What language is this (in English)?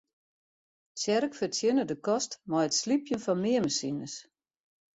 Western Frisian